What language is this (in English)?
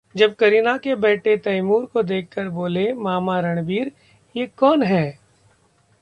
Hindi